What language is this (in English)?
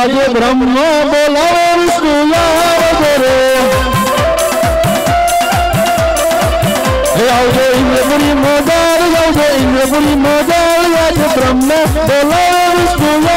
Arabic